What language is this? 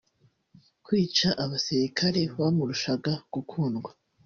Kinyarwanda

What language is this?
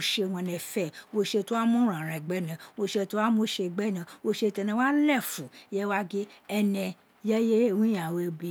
Isekiri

